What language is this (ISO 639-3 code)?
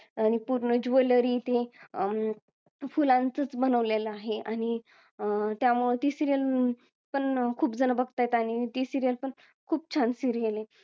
mar